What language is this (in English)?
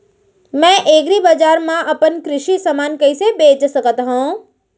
Chhattisgarhi